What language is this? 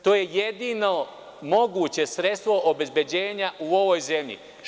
Serbian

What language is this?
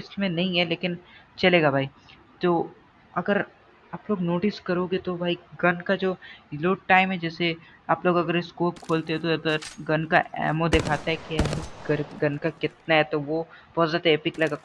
Hindi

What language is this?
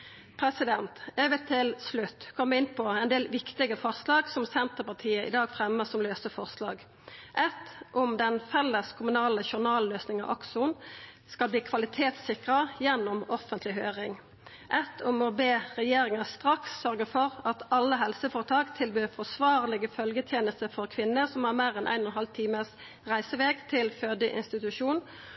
Norwegian Nynorsk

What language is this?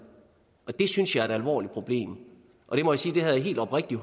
Danish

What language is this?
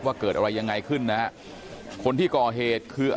Thai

